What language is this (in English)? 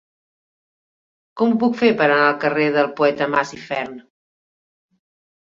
Catalan